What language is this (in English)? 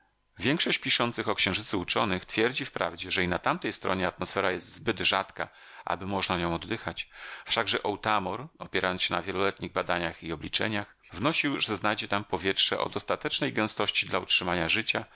Polish